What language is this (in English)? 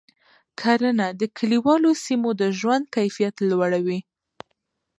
Pashto